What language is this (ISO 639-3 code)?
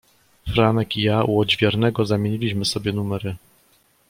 pol